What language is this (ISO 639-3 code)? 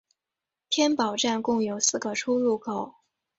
zho